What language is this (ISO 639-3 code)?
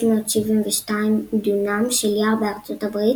heb